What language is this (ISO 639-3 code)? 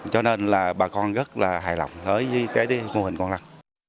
vie